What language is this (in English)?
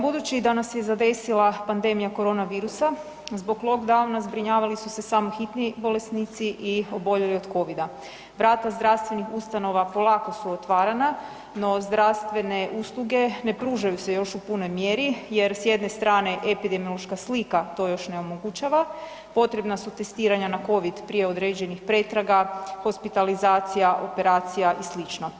Croatian